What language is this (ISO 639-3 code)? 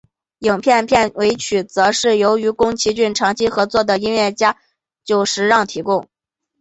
zho